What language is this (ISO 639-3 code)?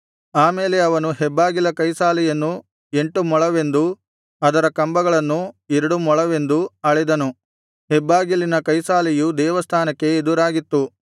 kan